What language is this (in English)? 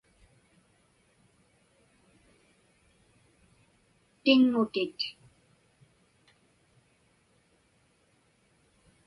Inupiaq